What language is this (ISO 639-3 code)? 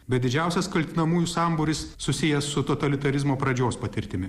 lit